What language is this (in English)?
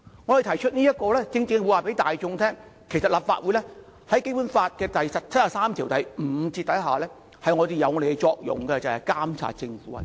Cantonese